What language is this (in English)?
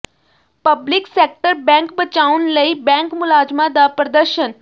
Punjabi